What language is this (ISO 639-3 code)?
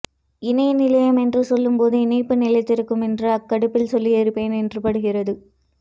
tam